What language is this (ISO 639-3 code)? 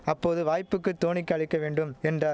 tam